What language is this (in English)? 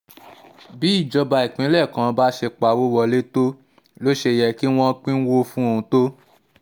Yoruba